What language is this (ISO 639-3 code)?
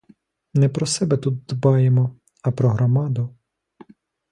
ukr